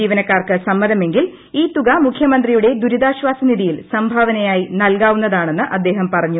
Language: Malayalam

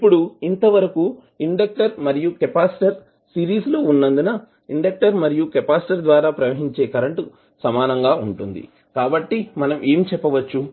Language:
Telugu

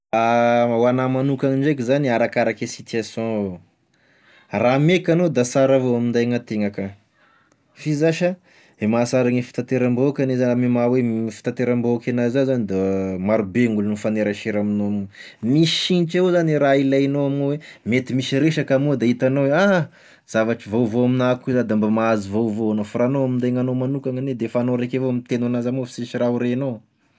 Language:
Tesaka Malagasy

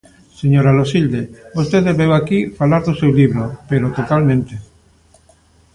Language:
Galician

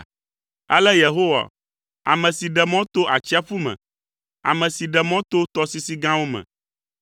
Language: Ewe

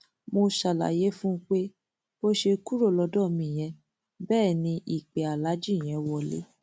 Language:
Yoruba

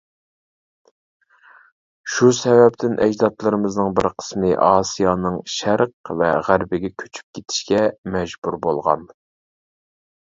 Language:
Uyghur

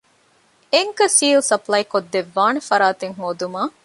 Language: Divehi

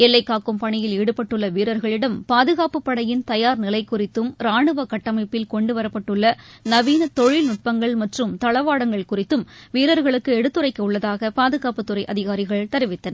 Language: Tamil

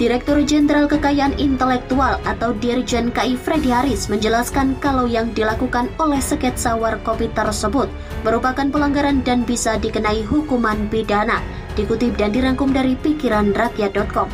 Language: Indonesian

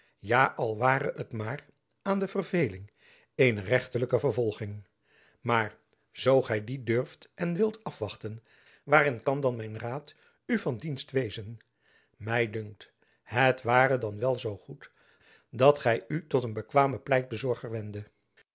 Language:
Dutch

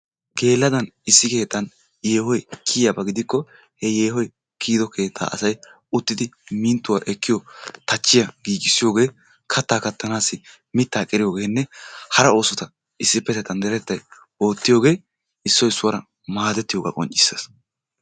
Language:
Wolaytta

